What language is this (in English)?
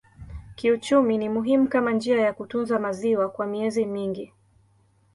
Swahili